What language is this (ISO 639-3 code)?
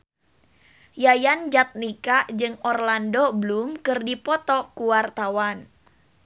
sun